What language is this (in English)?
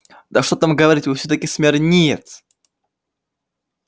Russian